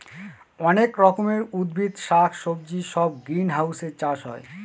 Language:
Bangla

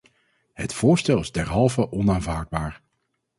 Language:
Dutch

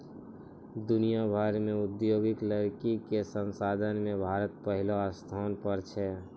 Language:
Maithili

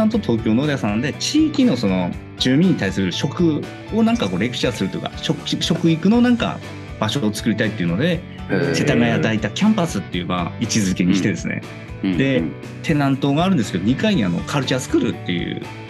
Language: Japanese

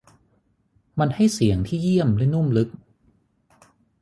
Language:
Thai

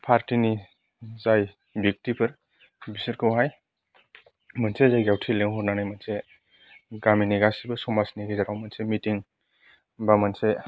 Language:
Bodo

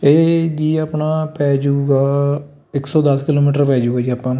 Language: Punjabi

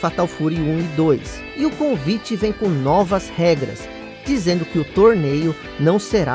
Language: Portuguese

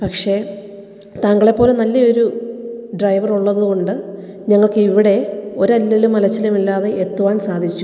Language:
Malayalam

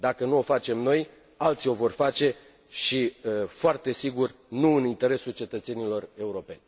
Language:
Romanian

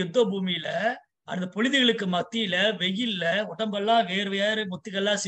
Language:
Indonesian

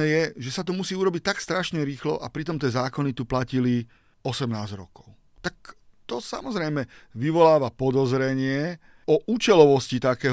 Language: Slovak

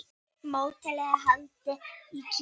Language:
Icelandic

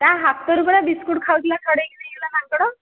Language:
Odia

